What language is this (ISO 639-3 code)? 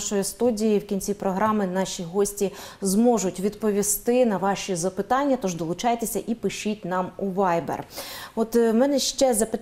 ukr